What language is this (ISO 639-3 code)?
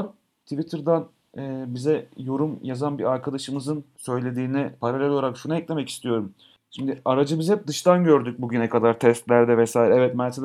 tur